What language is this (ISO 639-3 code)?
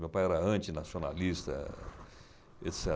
por